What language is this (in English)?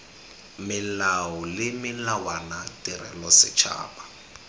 Tswana